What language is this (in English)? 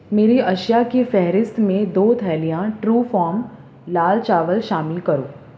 Urdu